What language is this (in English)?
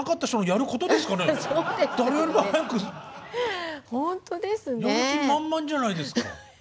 Japanese